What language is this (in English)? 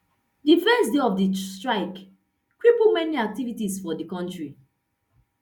Nigerian Pidgin